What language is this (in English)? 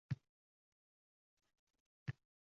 Uzbek